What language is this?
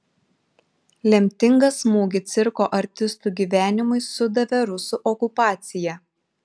Lithuanian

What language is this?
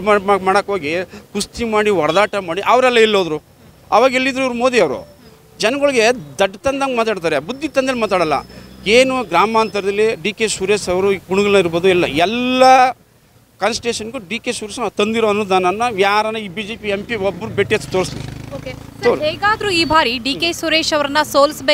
Kannada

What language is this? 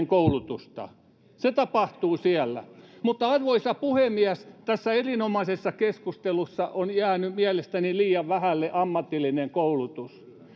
Finnish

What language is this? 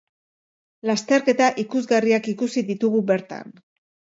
Basque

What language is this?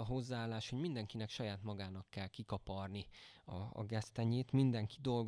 Hungarian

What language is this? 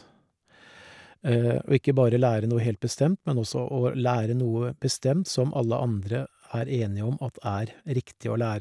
Norwegian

